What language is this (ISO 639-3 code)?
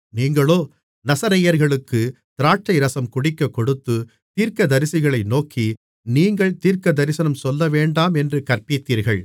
tam